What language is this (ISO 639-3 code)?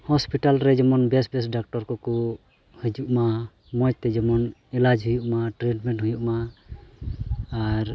sat